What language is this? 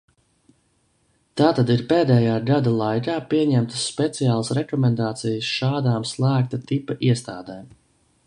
Latvian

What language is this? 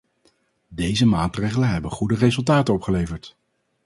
Dutch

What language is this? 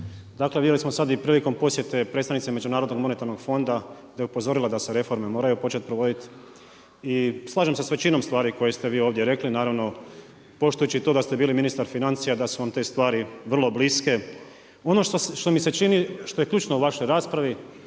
Croatian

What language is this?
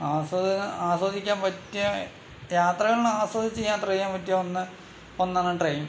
Malayalam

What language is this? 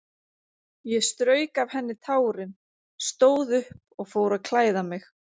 Icelandic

